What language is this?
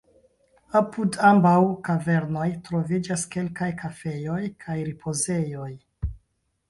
Esperanto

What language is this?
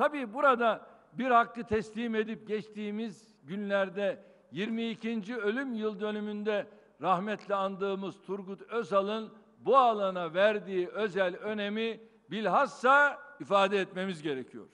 Turkish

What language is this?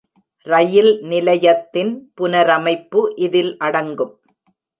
Tamil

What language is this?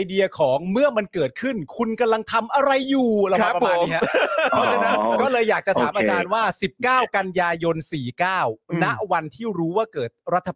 Thai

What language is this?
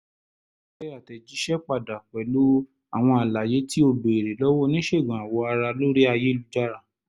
Yoruba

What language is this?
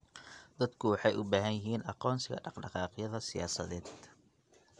Somali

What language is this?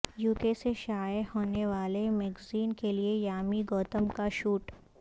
Urdu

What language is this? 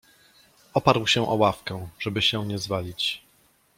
Polish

